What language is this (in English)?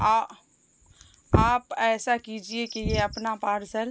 Urdu